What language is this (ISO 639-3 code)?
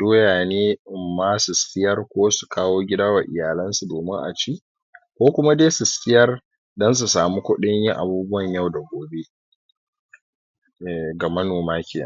hau